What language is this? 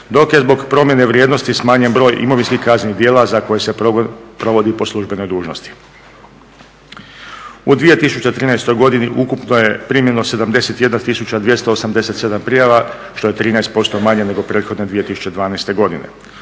Croatian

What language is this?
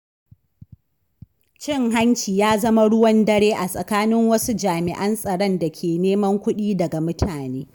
Hausa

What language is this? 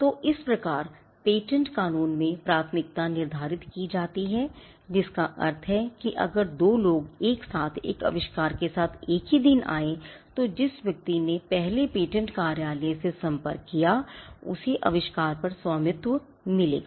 Hindi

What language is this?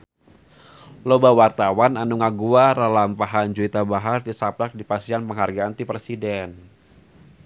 Sundanese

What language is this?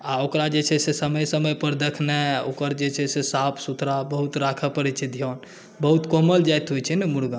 Maithili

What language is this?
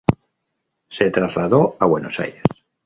Spanish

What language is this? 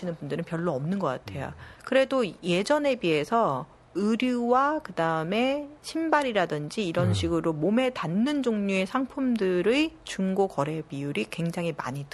Korean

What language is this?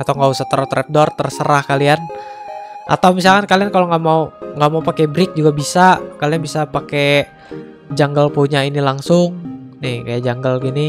Indonesian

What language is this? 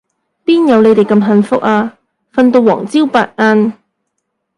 Cantonese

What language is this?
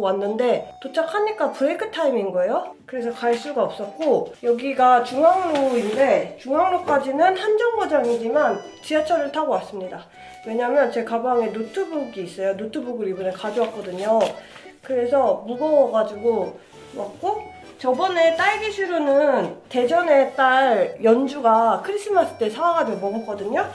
Korean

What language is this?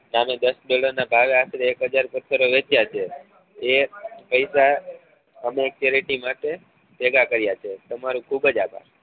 Gujarati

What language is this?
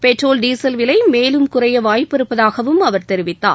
Tamil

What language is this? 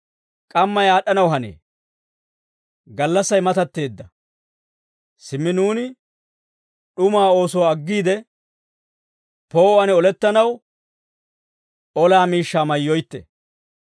Dawro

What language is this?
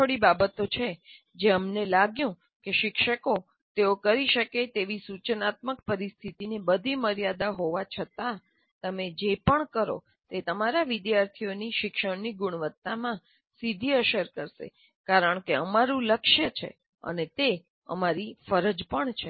Gujarati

